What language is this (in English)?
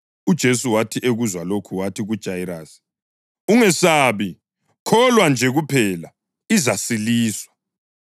North Ndebele